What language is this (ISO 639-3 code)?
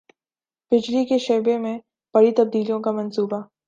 urd